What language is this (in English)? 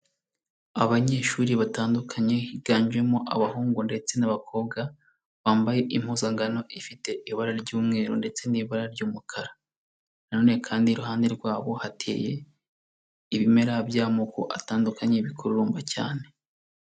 Kinyarwanda